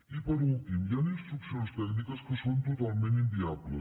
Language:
Catalan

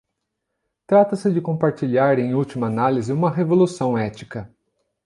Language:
Portuguese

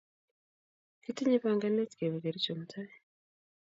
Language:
Kalenjin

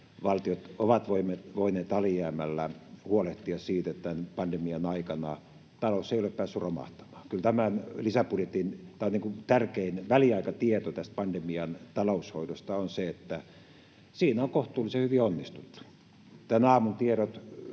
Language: Finnish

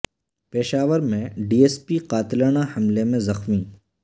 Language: Urdu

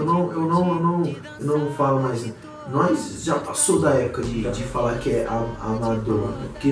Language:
Portuguese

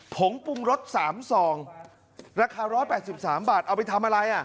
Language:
Thai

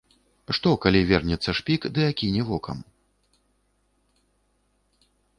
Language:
Belarusian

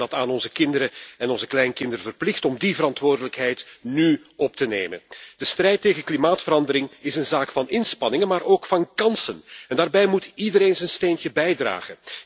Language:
Dutch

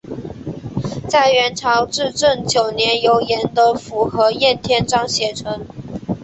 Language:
Chinese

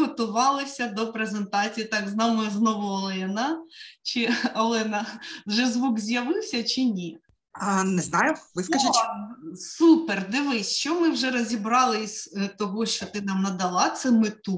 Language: Ukrainian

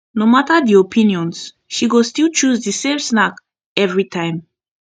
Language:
Nigerian Pidgin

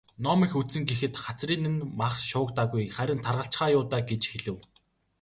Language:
Mongolian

